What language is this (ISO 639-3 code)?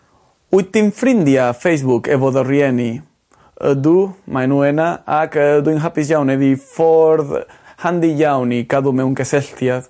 cym